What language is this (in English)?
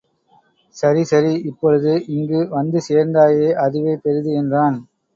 Tamil